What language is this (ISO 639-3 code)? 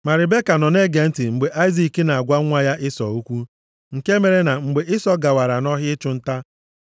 ibo